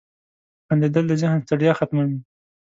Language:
Pashto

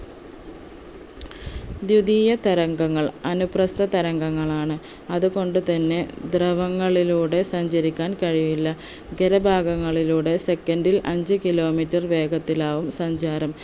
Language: Malayalam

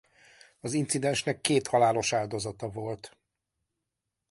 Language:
Hungarian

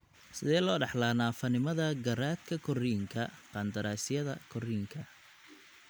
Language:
Somali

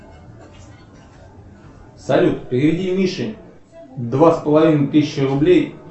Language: Russian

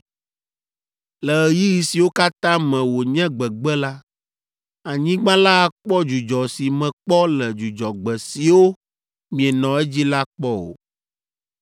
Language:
Ewe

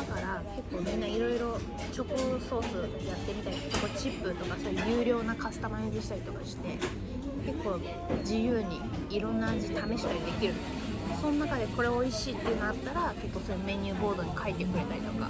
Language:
Japanese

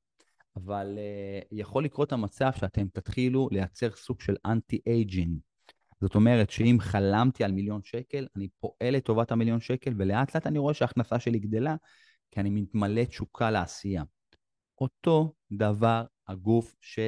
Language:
Hebrew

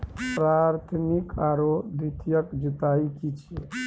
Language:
Maithili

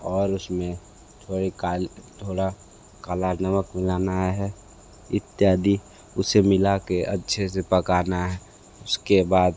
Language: Hindi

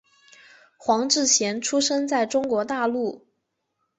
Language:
Chinese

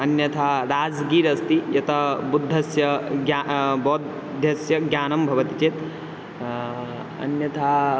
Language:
Sanskrit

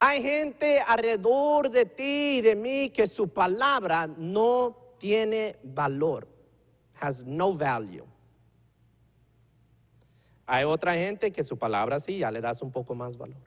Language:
Spanish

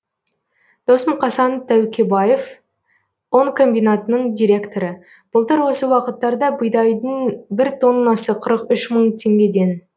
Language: Kazakh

